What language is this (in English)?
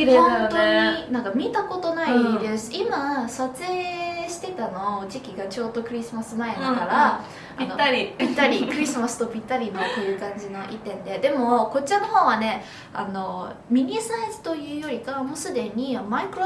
Japanese